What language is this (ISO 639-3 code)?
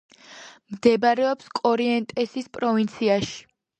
kat